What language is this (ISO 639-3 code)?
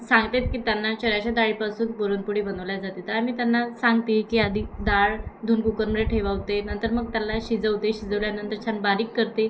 mar